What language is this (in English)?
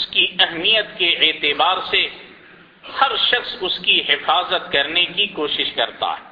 Urdu